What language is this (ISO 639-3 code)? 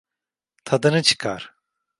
tur